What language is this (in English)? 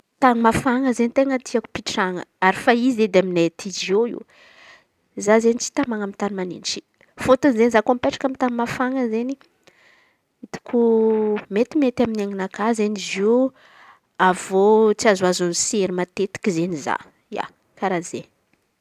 Antankarana Malagasy